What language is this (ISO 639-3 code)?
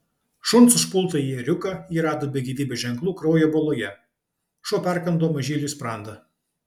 lit